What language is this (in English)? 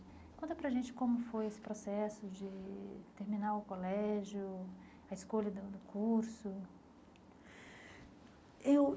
Portuguese